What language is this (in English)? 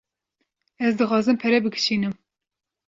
Kurdish